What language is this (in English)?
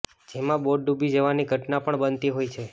Gujarati